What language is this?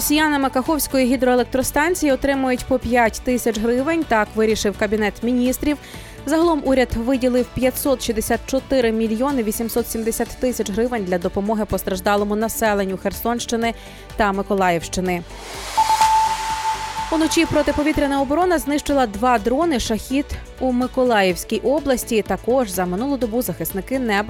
Ukrainian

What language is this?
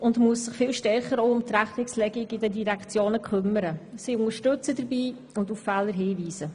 Swiss German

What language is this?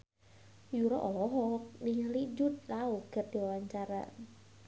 Sundanese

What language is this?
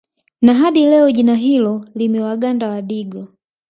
Swahili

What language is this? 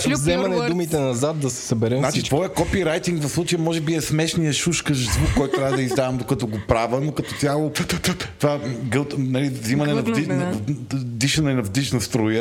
Bulgarian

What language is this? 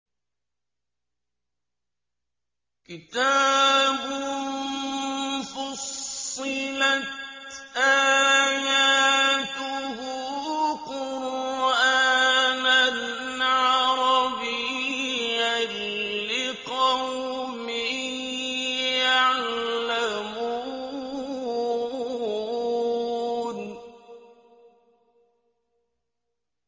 Arabic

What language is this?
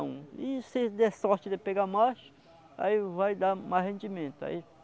Portuguese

